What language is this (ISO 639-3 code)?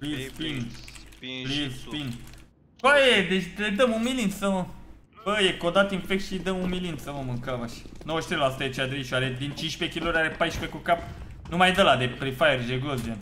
ron